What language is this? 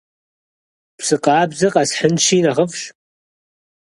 Kabardian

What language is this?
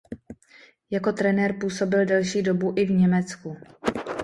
Czech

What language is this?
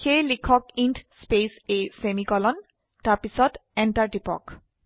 Assamese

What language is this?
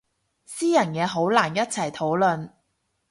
Cantonese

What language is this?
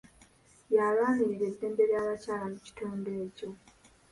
Ganda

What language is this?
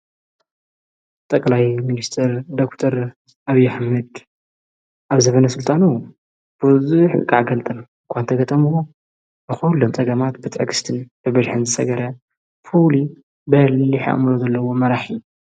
Tigrinya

